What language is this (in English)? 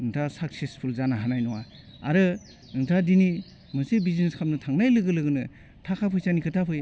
Bodo